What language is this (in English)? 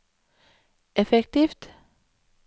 Norwegian